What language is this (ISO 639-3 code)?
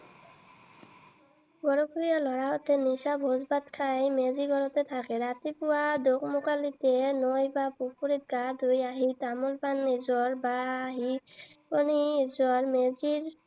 asm